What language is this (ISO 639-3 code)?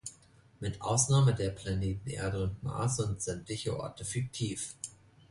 deu